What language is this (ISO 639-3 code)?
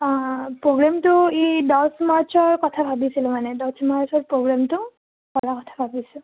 asm